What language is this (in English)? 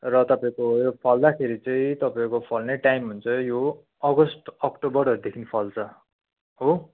Nepali